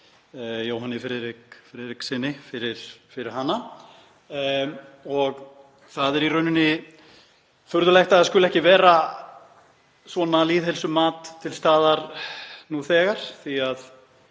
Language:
Icelandic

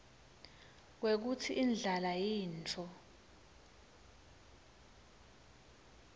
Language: Swati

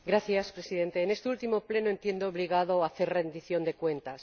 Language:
Spanish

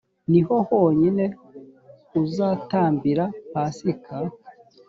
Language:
Kinyarwanda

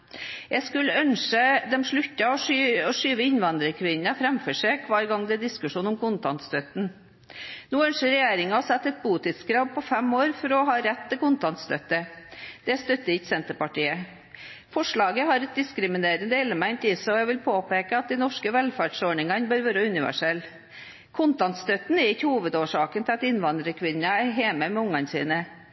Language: Norwegian Bokmål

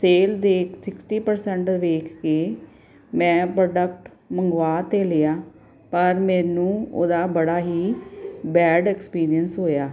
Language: Punjabi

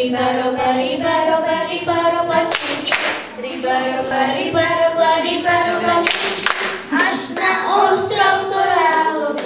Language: Czech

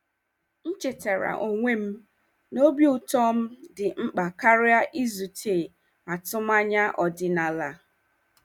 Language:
Igbo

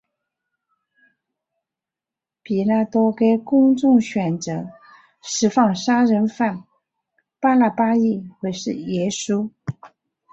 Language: Chinese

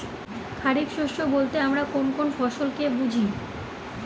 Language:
Bangla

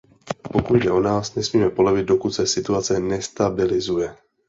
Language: Czech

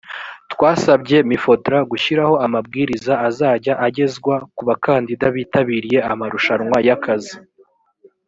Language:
Kinyarwanda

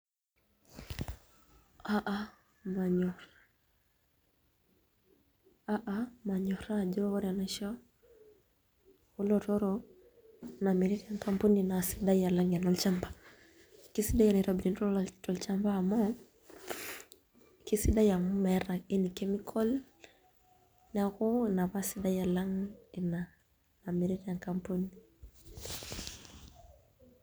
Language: Masai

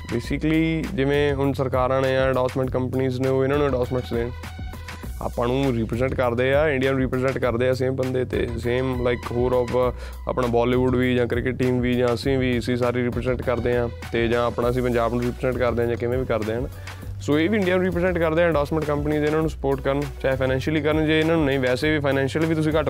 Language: Punjabi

